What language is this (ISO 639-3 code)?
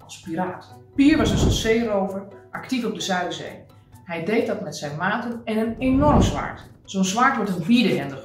nld